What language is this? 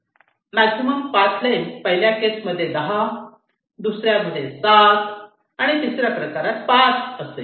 Marathi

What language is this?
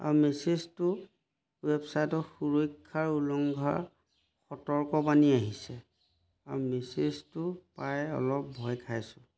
Assamese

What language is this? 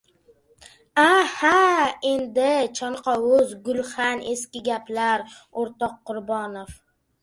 Uzbek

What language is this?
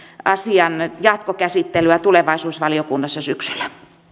Finnish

